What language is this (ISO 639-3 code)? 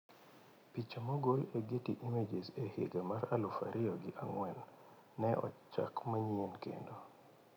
luo